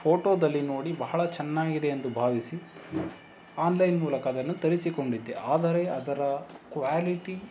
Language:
Kannada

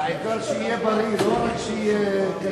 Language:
Hebrew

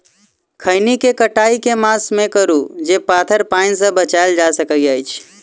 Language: Maithili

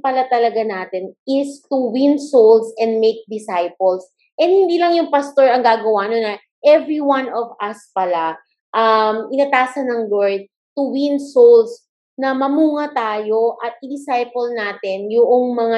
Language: Filipino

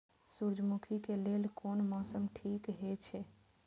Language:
Maithili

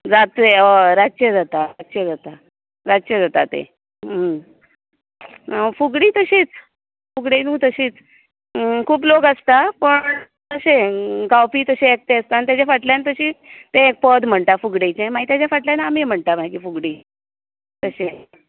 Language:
Konkani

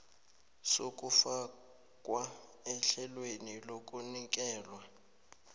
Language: South Ndebele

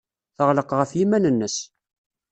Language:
Kabyle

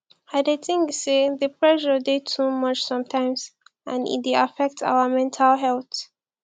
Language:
Nigerian Pidgin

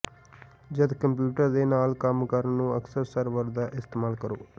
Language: Punjabi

